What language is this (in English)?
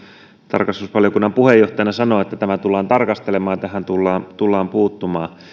Finnish